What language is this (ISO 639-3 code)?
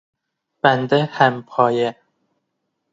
fas